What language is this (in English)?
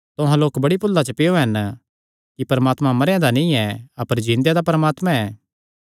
Kangri